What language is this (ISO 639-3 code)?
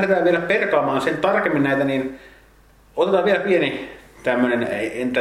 fin